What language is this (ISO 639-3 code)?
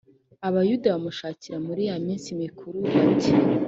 kin